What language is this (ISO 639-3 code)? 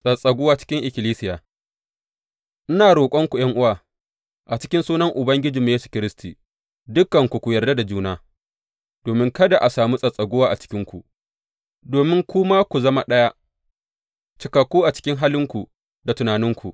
hau